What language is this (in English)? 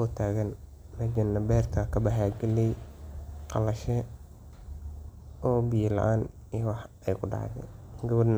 Somali